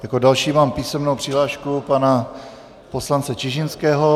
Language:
Czech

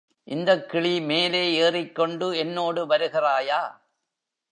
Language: Tamil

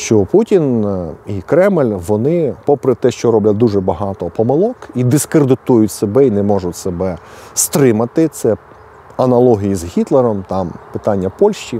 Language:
Ukrainian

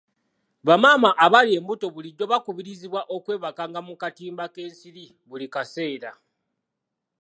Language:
Ganda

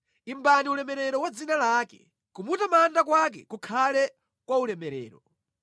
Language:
Nyanja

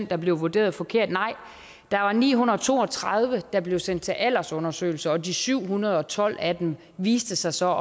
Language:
Danish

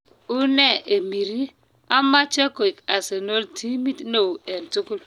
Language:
Kalenjin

